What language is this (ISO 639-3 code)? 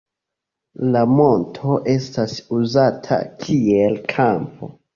epo